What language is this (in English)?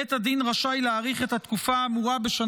Hebrew